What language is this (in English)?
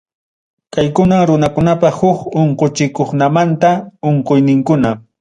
Ayacucho Quechua